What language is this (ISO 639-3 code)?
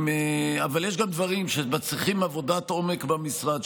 heb